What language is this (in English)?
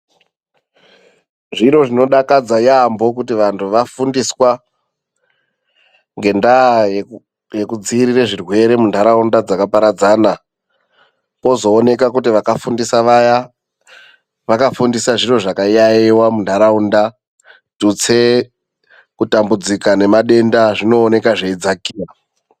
Ndau